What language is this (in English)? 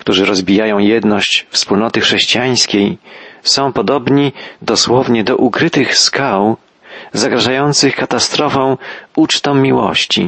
Polish